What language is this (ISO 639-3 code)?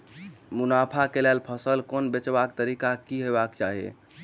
mai